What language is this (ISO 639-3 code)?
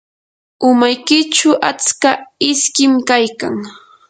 qur